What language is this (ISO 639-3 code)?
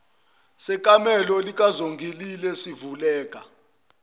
zul